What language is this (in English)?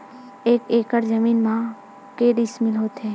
Chhattisgarhi